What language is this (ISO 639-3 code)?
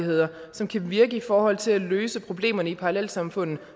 dan